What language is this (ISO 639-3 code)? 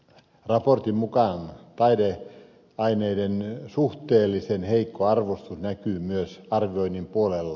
fin